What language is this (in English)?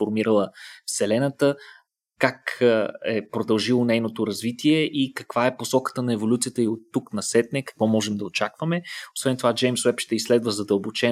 Bulgarian